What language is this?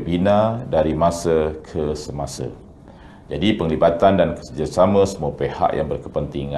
Malay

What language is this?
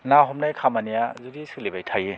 Bodo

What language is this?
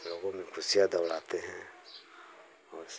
Hindi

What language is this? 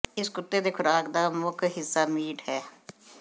Punjabi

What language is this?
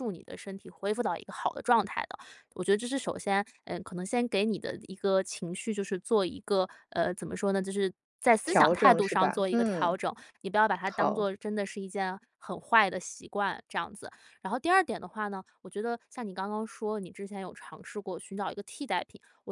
Chinese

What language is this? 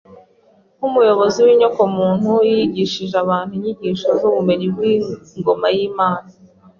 Kinyarwanda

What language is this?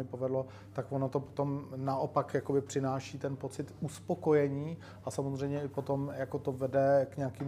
Czech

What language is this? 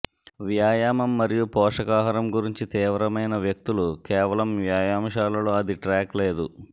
Telugu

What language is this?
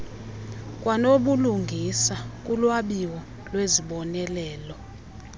Xhosa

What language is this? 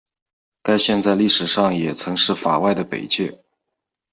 Chinese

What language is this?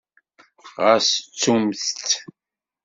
Kabyle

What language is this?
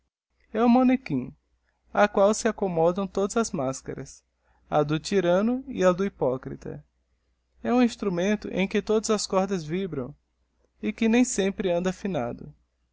Portuguese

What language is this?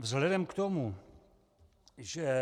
Czech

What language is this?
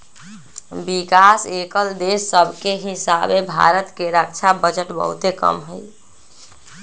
Magahi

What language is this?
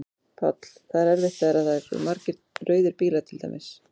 Icelandic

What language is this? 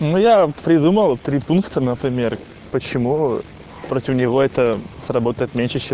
Russian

